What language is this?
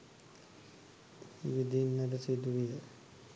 Sinhala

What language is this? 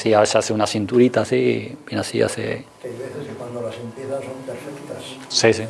Spanish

